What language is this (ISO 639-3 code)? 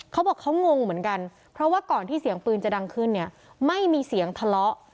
tha